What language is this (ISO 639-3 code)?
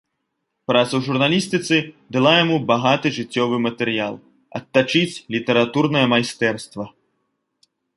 bel